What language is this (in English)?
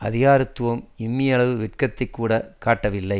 Tamil